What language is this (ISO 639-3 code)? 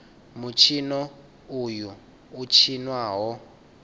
ven